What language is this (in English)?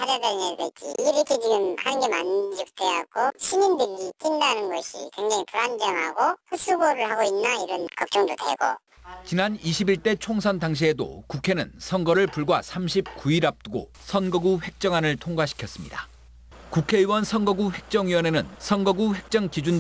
Korean